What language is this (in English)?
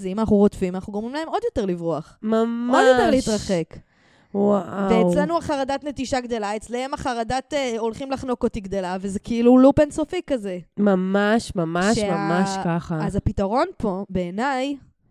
Hebrew